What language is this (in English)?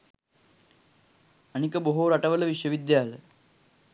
Sinhala